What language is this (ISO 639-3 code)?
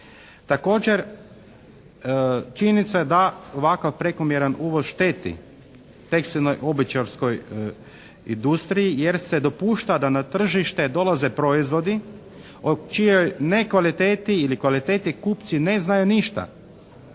hrv